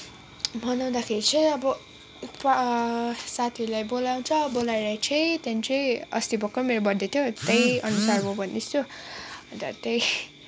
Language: Nepali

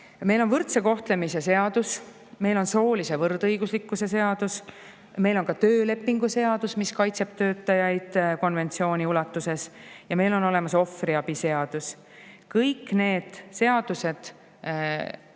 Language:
Estonian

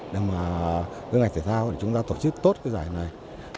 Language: Vietnamese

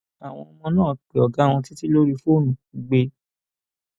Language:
Yoruba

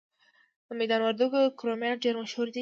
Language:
Pashto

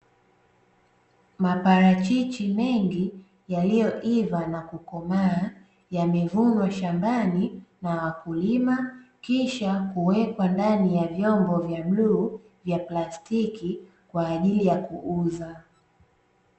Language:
Swahili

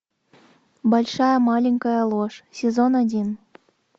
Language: Russian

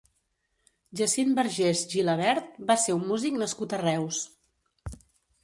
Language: Catalan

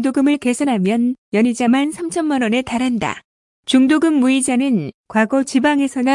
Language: Korean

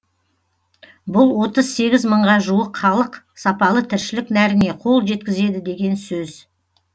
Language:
Kazakh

